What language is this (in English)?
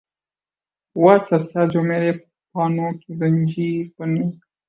Urdu